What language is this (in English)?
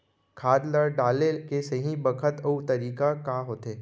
Chhattisgarhi